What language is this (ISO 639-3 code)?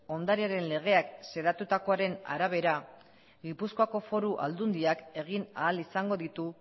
eus